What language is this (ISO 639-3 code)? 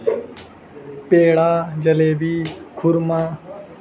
urd